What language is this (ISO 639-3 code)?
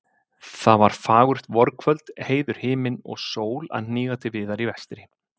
isl